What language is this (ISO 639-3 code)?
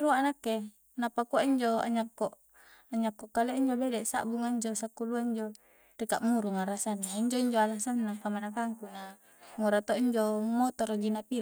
kjc